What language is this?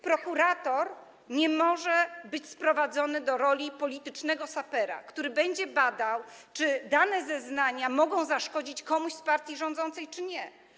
Polish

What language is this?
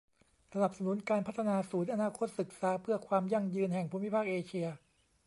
Thai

